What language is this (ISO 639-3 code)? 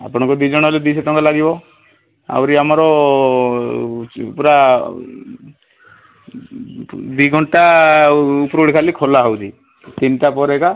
ori